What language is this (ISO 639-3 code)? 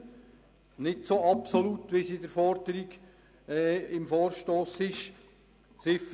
gsw